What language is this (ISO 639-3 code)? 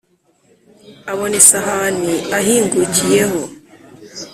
kin